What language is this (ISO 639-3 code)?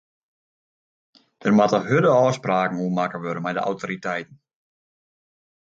fry